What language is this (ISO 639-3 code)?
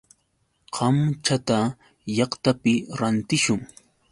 qux